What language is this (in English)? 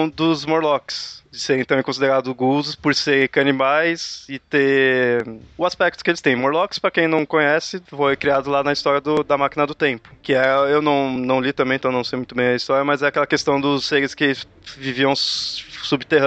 Portuguese